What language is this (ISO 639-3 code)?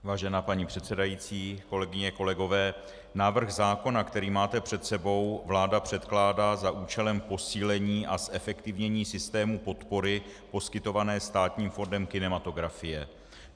ces